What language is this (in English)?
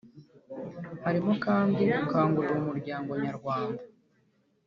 Kinyarwanda